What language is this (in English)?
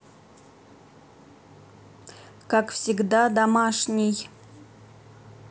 Russian